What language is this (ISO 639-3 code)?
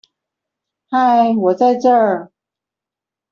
zho